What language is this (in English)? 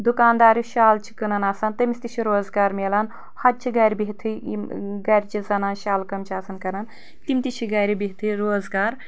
Kashmiri